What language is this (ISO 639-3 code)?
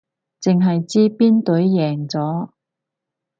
yue